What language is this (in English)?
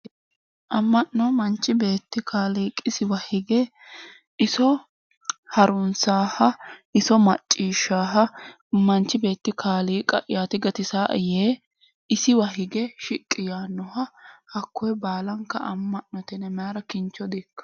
Sidamo